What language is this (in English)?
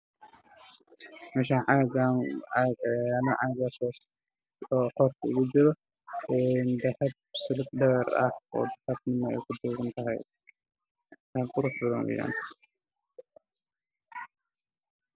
Somali